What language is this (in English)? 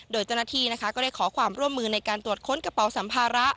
Thai